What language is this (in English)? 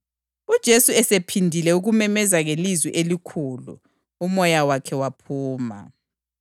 North Ndebele